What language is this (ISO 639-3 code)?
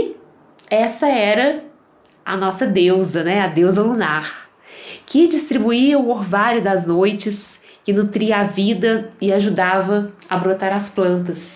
por